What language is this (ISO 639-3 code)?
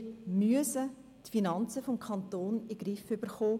gsw